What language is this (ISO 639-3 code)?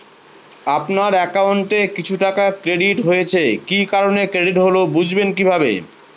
ben